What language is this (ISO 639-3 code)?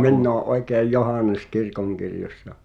fin